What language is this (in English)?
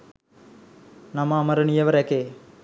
Sinhala